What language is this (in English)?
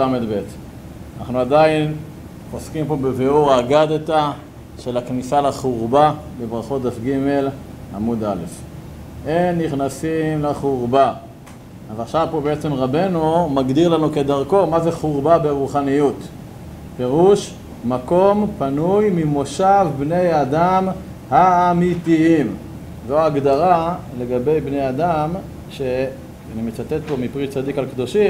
Hebrew